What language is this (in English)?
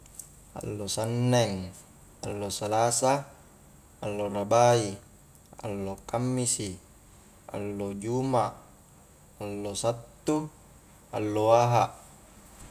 Highland Konjo